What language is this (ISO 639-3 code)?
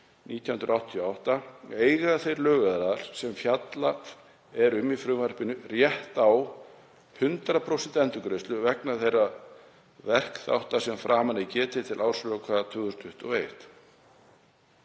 isl